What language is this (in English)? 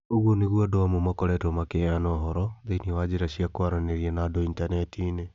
Kikuyu